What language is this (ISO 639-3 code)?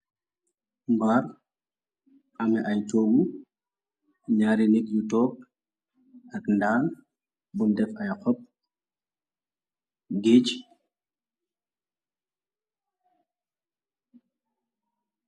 wol